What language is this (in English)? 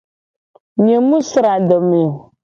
Gen